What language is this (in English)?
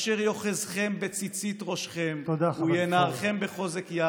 Hebrew